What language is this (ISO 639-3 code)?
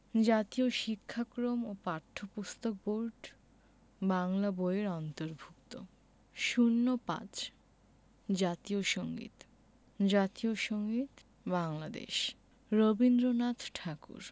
ben